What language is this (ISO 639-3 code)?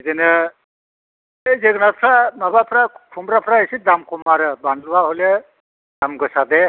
brx